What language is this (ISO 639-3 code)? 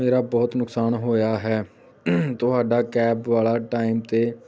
pan